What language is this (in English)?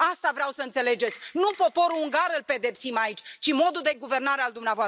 Romanian